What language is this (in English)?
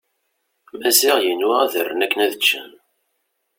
Kabyle